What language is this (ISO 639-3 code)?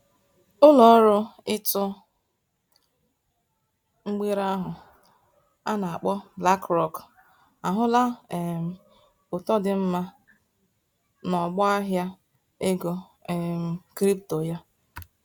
ibo